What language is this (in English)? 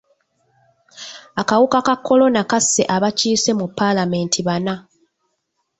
Ganda